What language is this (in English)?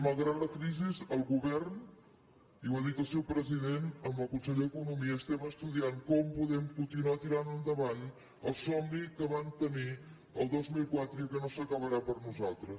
Catalan